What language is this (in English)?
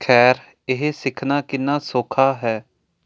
Punjabi